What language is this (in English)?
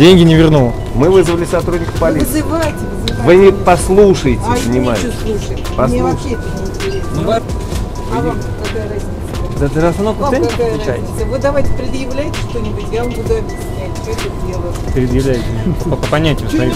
Russian